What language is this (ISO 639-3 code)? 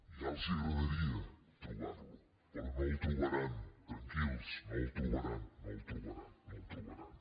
cat